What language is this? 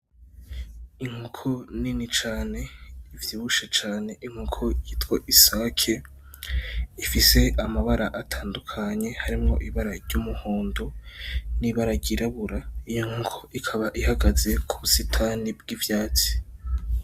Rundi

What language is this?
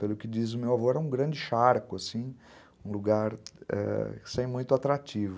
Portuguese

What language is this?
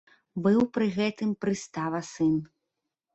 Belarusian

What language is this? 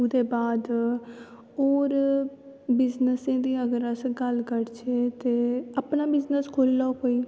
Dogri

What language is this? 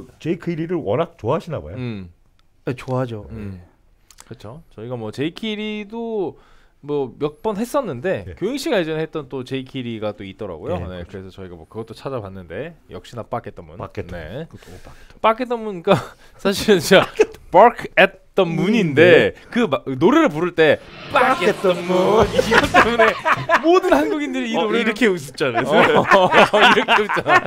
Korean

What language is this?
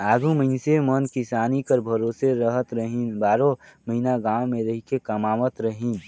Chhattisgarhi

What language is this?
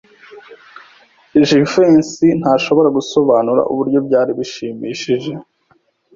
Kinyarwanda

